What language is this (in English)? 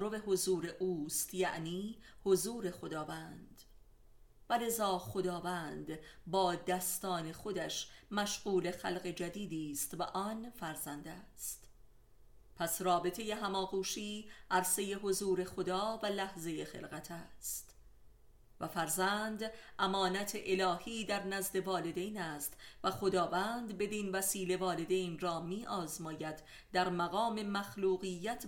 Persian